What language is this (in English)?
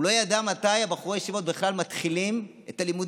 Hebrew